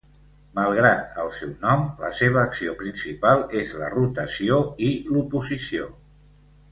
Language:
Catalan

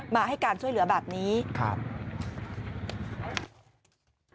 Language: Thai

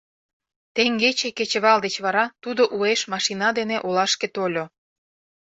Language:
Mari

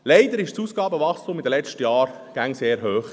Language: Swiss German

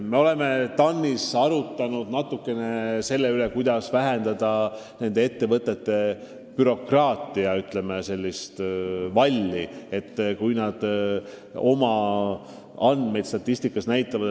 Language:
Estonian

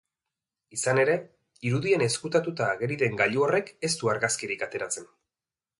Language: Basque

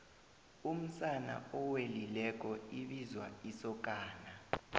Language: South Ndebele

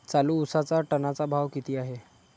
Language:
Marathi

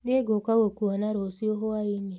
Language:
Kikuyu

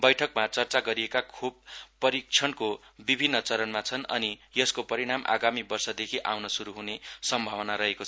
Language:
Nepali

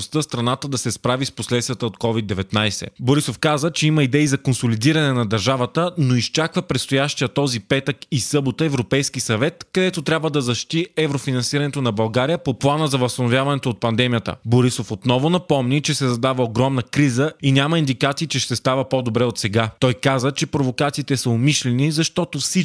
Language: Bulgarian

